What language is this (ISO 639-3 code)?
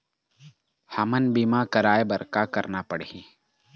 hne